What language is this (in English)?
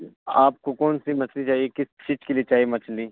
Urdu